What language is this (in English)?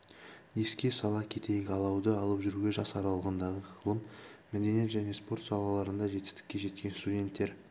Kazakh